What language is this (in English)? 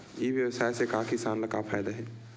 Chhattisgarhi